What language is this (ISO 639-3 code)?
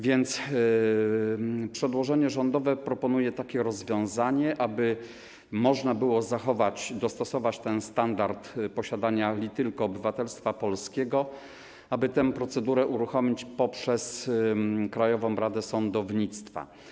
pol